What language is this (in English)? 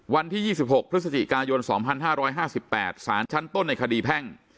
Thai